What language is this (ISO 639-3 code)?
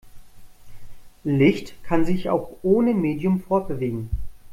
deu